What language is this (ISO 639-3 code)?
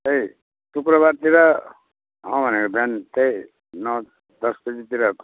nep